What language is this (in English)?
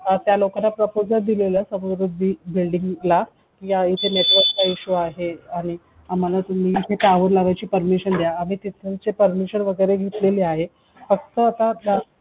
Marathi